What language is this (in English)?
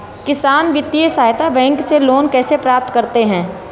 Hindi